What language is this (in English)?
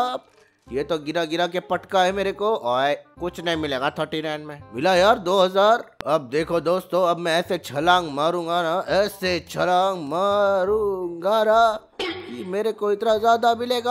Hindi